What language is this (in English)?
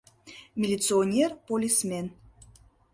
Mari